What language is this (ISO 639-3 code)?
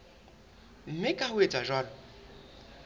sot